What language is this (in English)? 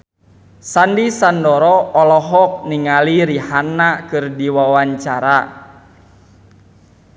Sundanese